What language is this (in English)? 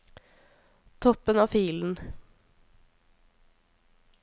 Norwegian